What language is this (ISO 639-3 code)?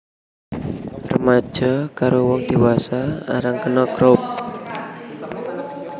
jav